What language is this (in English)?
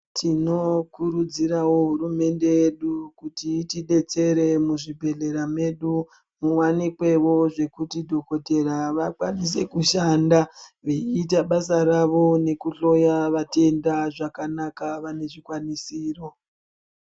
Ndau